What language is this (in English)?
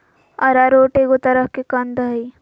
Magahi